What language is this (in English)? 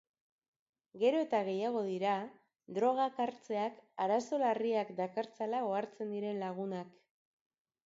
Basque